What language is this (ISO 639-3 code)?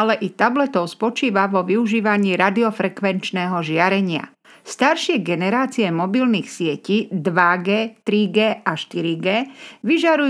slk